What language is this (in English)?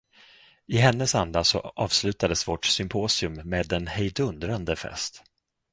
Swedish